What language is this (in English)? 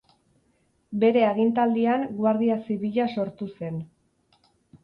Basque